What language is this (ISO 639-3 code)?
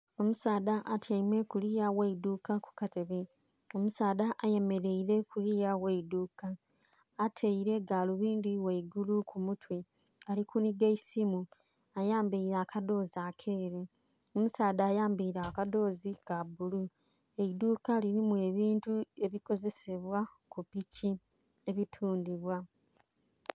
xog